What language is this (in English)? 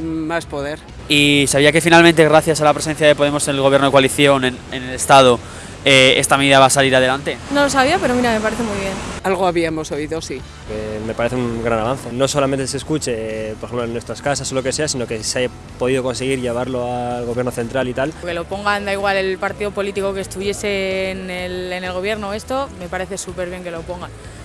Spanish